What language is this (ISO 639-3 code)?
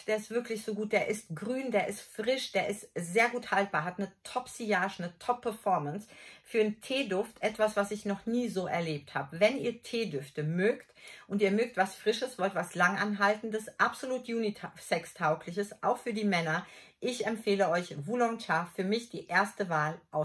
deu